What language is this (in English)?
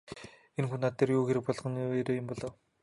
Mongolian